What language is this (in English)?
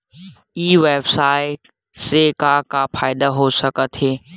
Chhattisgarhi